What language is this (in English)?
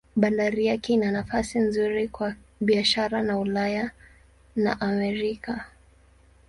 Swahili